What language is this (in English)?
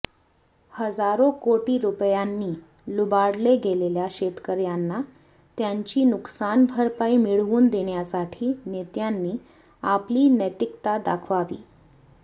Marathi